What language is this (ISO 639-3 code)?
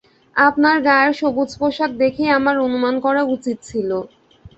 ben